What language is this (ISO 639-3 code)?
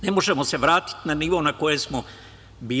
srp